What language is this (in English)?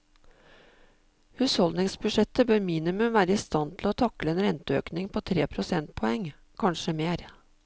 Norwegian